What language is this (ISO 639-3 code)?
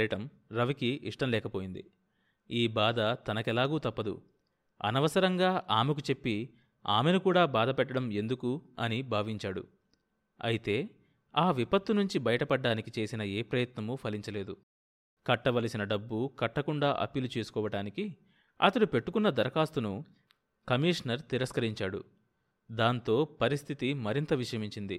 tel